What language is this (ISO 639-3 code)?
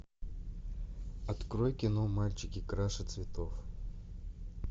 rus